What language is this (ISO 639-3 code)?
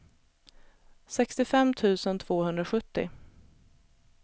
swe